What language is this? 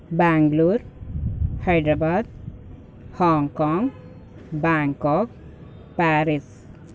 Telugu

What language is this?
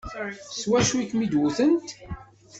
Kabyle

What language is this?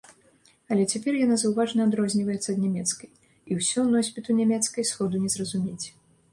Belarusian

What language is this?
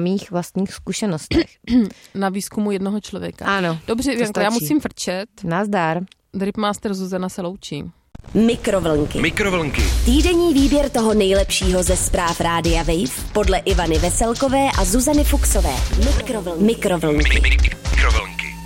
Czech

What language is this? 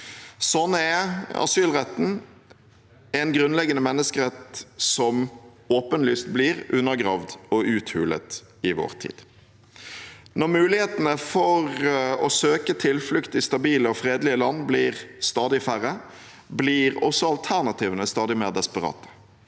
Norwegian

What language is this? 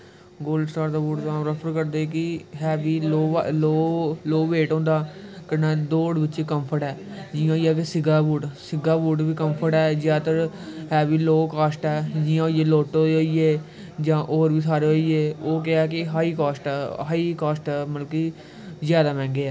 Dogri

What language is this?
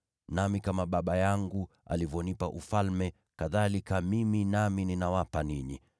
Swahili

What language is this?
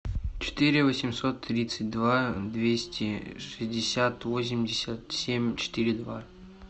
Russian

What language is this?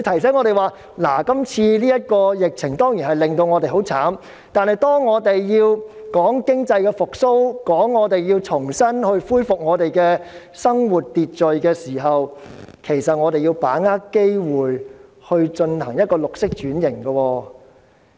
Cantonese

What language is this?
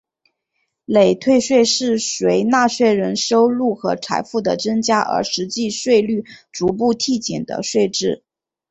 Chinese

